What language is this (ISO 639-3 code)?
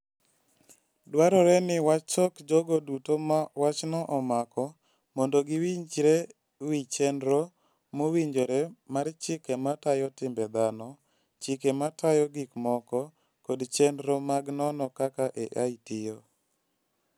luo